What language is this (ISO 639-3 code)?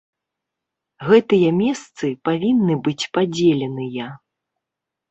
bel